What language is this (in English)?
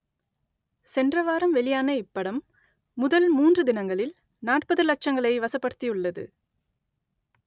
Tamil